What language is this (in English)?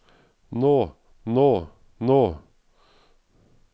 Norwegian